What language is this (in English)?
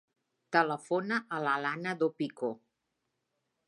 Catalan